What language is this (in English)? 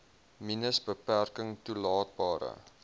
Afrikaans